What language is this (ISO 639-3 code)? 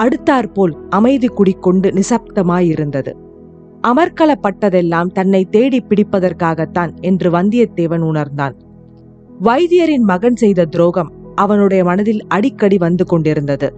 tam